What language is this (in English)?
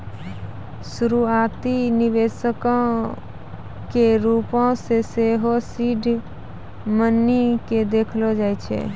Maithili